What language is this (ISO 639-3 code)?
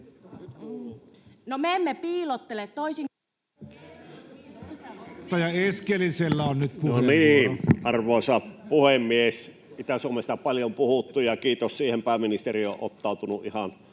fin